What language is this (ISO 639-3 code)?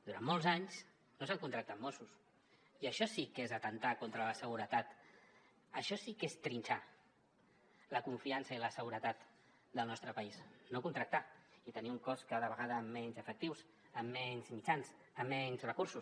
cat